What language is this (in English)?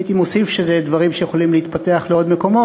Hebrew